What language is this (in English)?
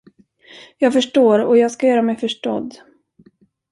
Swedish